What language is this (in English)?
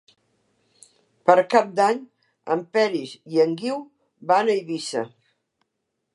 Catalan